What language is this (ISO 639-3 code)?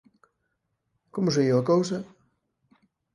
glg